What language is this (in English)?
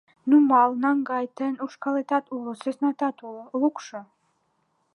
Mari